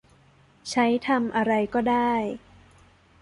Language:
Thai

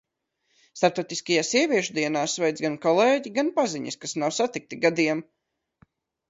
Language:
Latvian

